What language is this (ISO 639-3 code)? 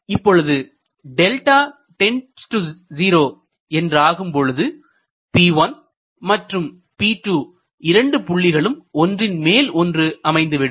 tam